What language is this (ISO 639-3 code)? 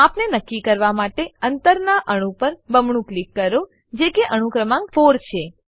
guj